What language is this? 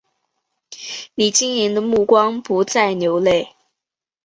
Chinese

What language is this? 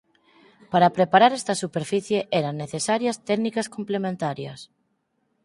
Galician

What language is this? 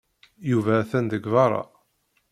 Kabyle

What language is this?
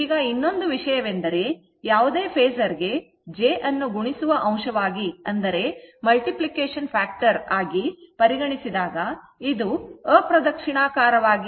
Kannada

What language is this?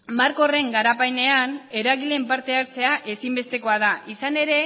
Basque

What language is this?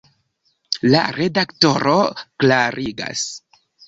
Esperanto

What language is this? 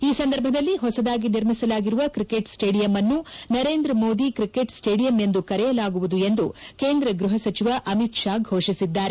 Kannada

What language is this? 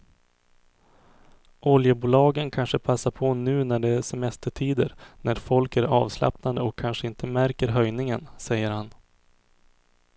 Swedish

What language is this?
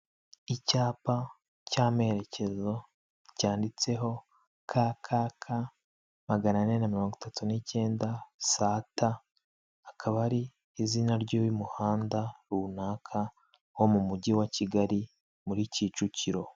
Kinyarwanda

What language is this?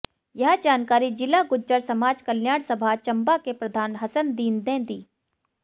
Hindi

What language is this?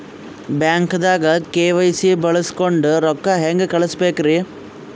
Kannada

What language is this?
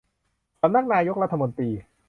Thai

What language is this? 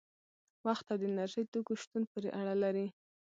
Pashto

